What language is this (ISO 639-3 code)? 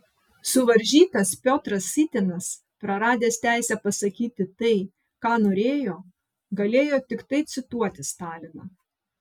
lit